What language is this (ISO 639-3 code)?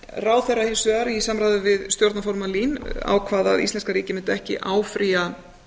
isl